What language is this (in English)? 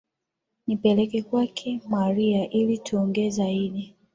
Swahili